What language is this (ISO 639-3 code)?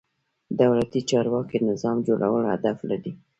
pus